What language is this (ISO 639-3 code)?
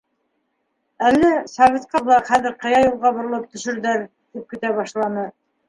bak